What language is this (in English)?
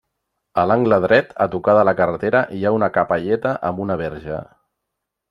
Catalan